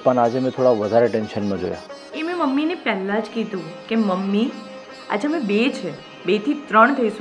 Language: Gujarati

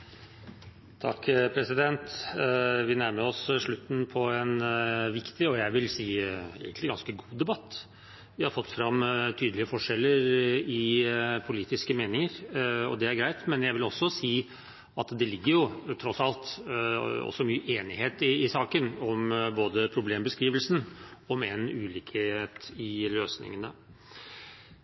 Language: Norwegian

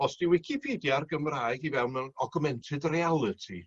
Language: Welsh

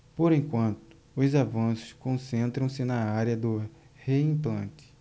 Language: Portuguese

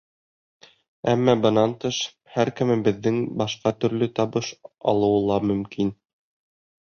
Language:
Bashkir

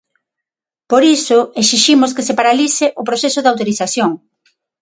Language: Galician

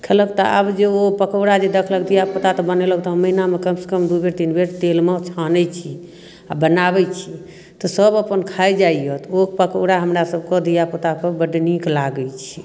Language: Maithili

